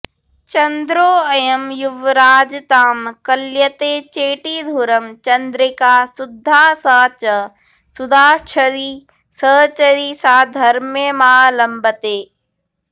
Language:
Sanskrit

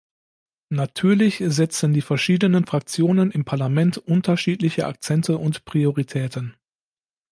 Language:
German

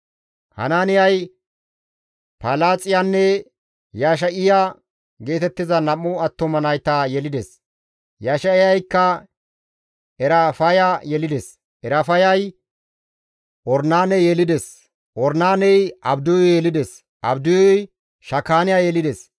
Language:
Gamo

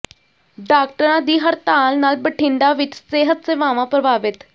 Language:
Punjabi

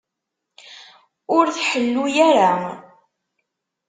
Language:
Kabyle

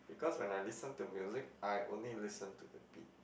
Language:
English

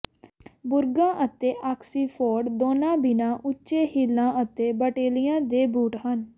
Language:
Punjabi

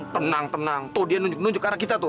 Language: Indonesian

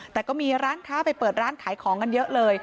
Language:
Thai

